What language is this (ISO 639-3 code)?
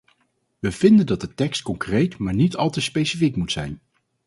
nld